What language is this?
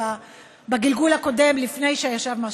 Hebrew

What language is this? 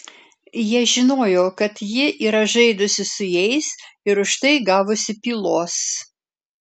Lithuanian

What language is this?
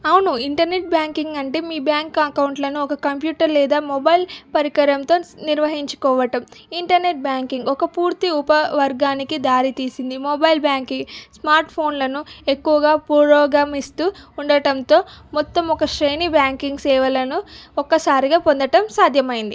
Telugu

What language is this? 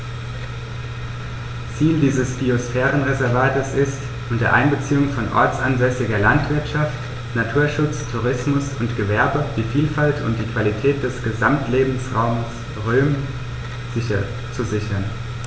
German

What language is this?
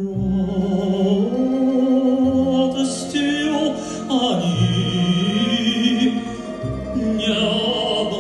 Arabic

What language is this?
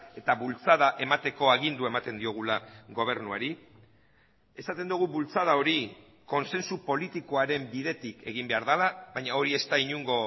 Basque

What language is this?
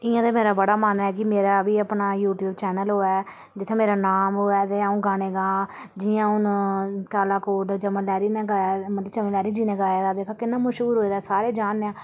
Dogri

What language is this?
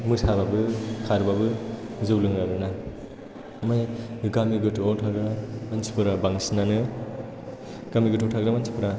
Bodo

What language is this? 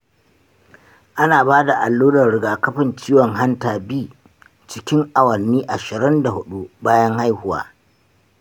Hausa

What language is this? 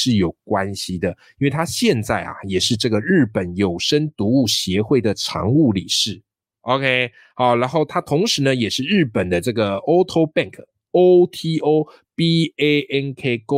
Chinese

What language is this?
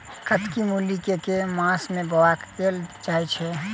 Maithili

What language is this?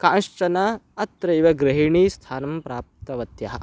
Sanskrit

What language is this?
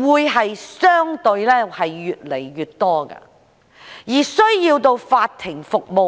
Cantonese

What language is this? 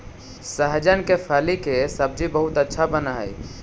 Magahi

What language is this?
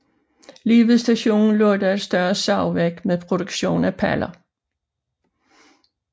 Danish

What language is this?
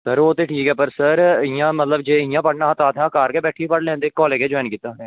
Dogri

